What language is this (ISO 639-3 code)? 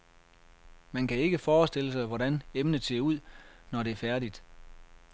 dan